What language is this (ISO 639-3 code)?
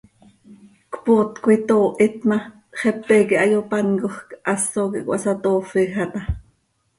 sei